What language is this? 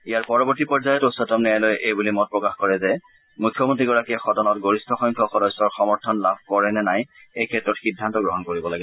Assamese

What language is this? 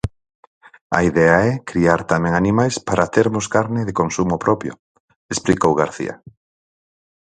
Galician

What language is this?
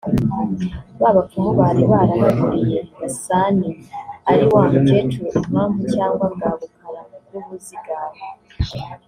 Kinyarwanda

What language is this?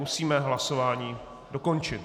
Czech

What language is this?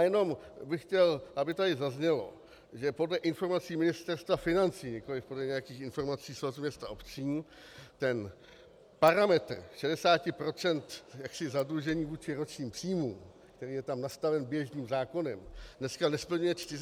Czech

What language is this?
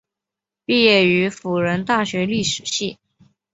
Chinese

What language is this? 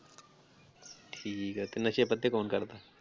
Punjabi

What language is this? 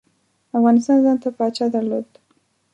Pashto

